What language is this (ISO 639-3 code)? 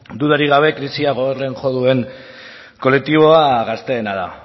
eus